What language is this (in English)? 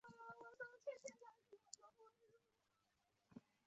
Chinese